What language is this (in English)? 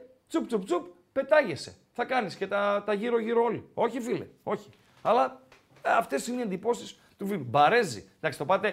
Greek